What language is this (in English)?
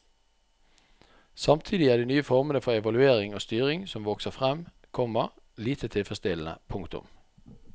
Norwegian